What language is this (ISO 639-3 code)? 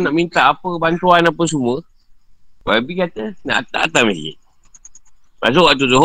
msa